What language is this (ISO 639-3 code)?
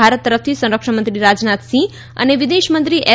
guj